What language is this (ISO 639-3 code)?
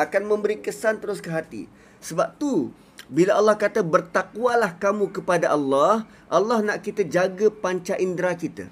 msa